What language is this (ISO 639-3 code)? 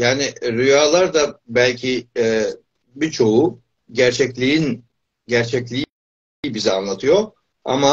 tur